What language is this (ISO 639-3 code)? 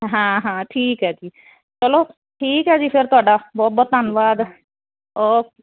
pan